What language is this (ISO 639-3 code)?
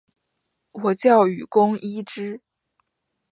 zho